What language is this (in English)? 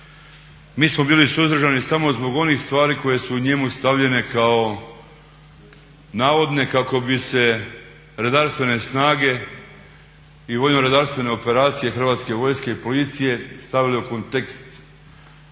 Croatian